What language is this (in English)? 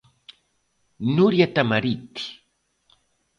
Galician